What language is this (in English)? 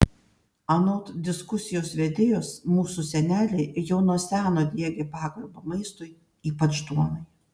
Lithuanian